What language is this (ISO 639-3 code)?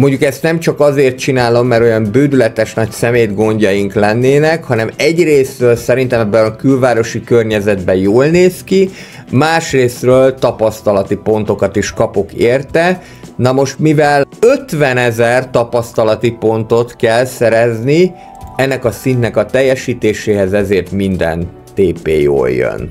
hun